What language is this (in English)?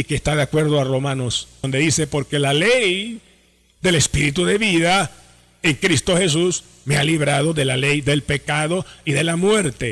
Spanish